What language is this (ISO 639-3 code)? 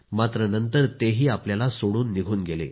mar